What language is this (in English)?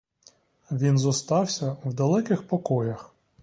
Ukrainian